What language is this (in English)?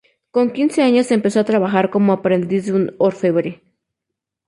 Spanish